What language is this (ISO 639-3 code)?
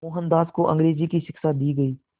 hin